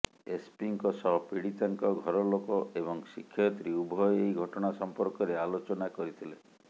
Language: Odia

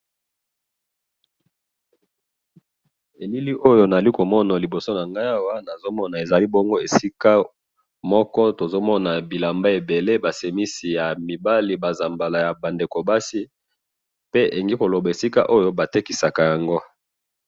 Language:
Lingala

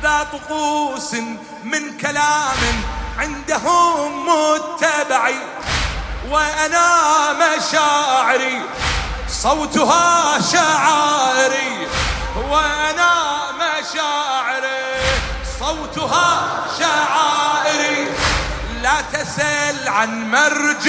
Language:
Arabic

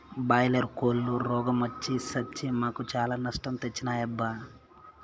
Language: Telugu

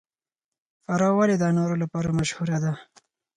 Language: Pashto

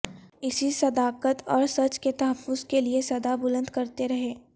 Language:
Urdu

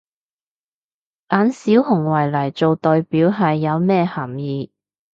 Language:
Cantonese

